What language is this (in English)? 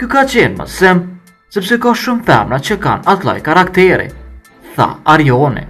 Romanian